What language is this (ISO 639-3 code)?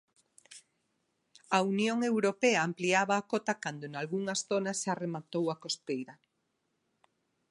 glg